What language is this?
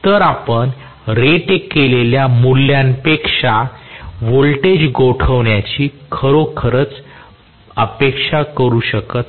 Marathi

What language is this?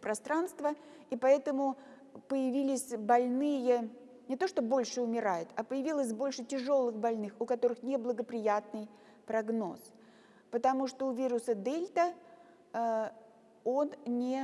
Russian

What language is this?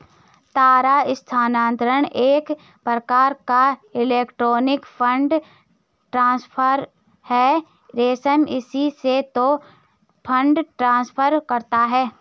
Hindi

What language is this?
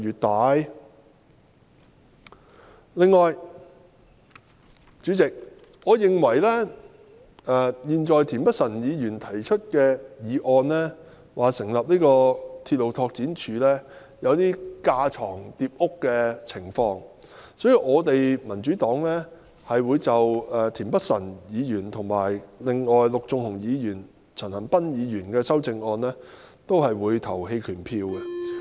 Cantonese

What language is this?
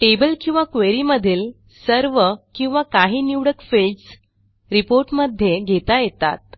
Marathi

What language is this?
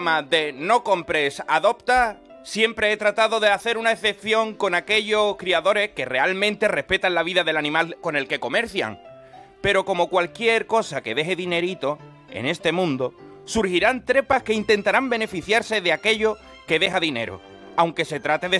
Spanish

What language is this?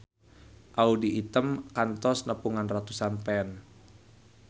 Sundanese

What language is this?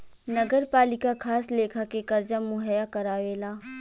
Bhojpuri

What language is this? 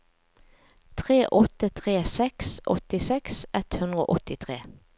Norwegian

